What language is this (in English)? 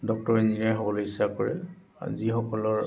Assamese